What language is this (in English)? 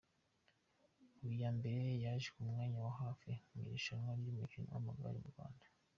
Kinyarwanda